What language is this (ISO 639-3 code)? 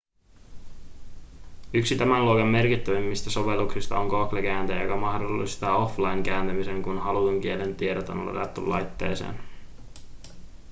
fin